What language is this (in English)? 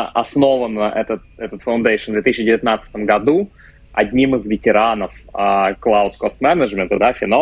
Russian